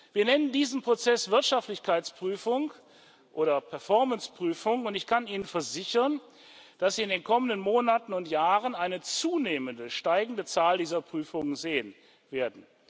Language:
German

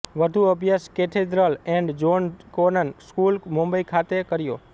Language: Gujarati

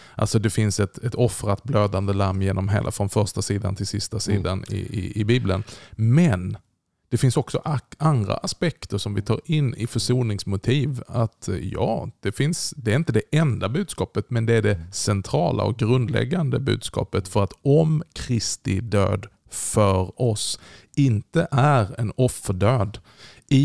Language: Swedish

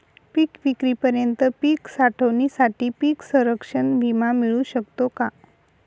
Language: Marathi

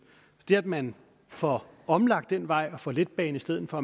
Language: Danish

